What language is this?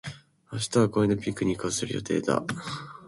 Japanese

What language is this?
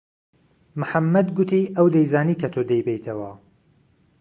Central Kurdish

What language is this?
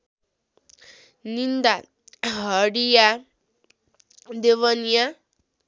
Nepali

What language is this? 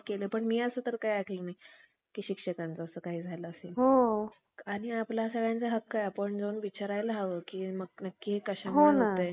Marathi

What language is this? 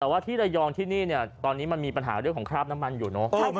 Thai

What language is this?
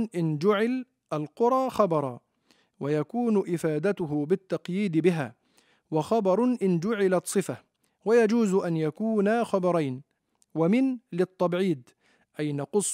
Arabic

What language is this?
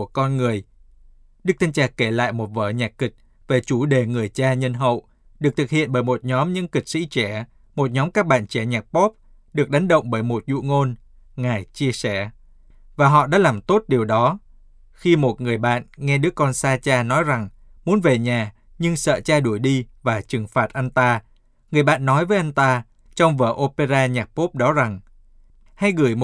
Vietnamese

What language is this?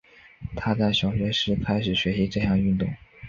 Chinese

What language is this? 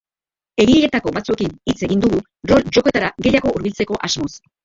Basque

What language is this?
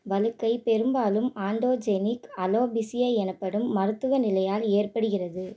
Tamil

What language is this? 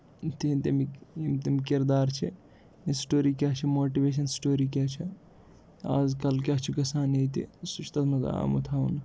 Kashmiri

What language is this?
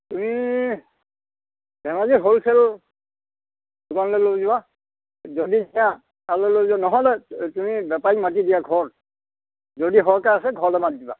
Assamese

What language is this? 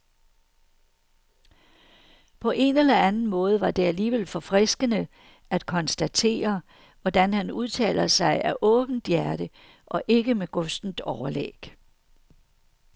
Danish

